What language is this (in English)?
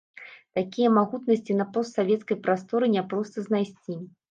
Belarusian